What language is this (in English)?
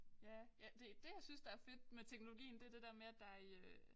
Danish